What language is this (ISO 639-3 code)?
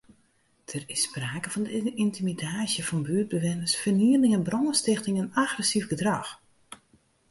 fry